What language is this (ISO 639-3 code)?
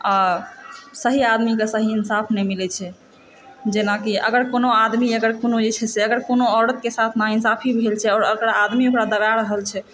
mai